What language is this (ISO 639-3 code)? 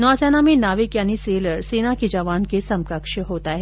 hin